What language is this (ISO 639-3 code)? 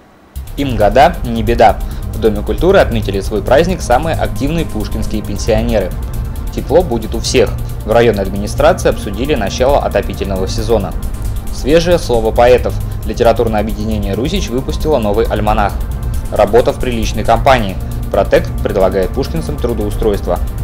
rus